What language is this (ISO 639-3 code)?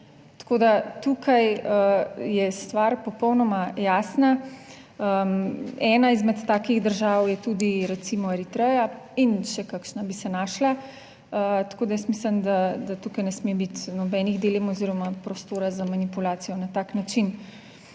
slv